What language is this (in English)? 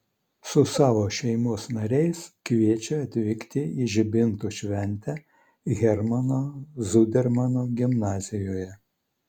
Lithuanian